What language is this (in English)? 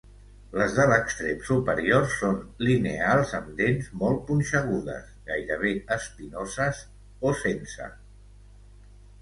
Catalan